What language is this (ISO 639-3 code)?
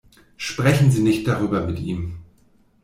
deu